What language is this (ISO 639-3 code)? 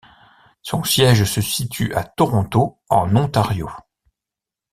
fra